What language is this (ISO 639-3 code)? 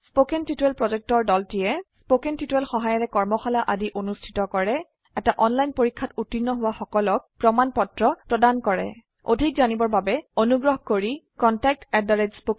asm